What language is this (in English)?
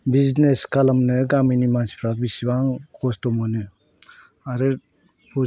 Bodo